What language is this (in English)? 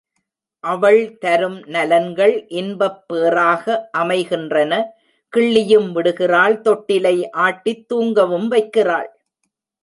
Tamil